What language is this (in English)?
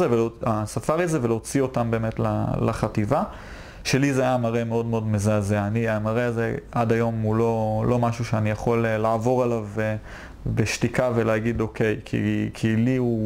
Hebrew